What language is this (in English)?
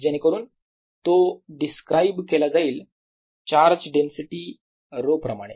Marathi